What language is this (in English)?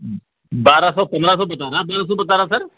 Urdu